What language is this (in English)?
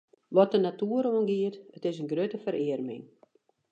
Western Frisian